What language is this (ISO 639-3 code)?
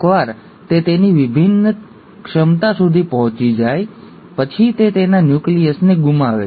guj